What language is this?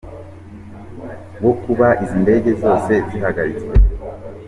Kinyarwanda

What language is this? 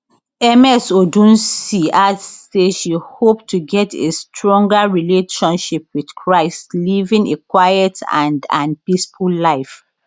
Nigerian Pidgin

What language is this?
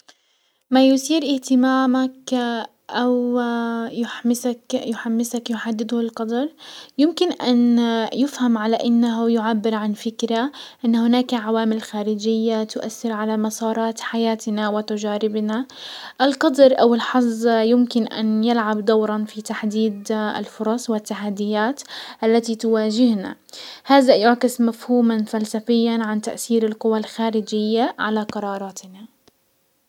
Hijazi Arabic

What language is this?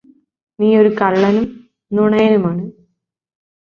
Malayalam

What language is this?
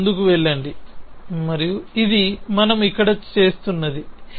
Telugu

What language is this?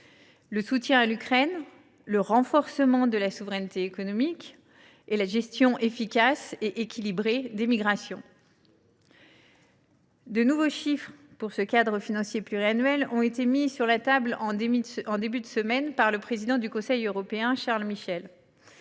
French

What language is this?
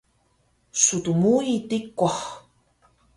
Taroko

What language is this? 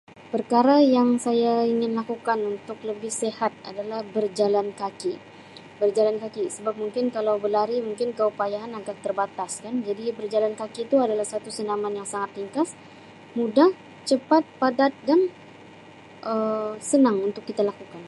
Sabah Malay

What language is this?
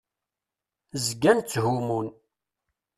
Kabyle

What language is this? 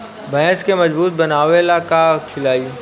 Bhojpuri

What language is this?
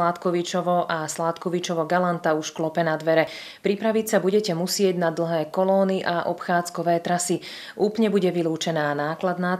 Slovak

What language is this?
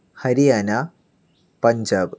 Malayalam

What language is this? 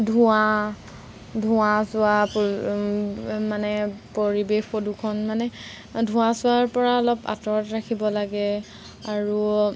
Assamese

